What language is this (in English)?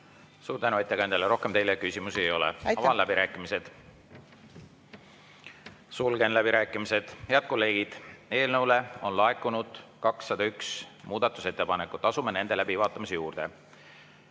Estonian